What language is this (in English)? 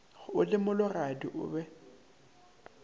Northern Sotho